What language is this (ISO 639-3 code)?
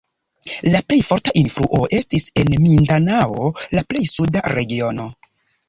epo